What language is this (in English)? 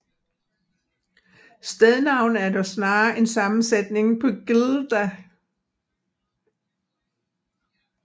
Danish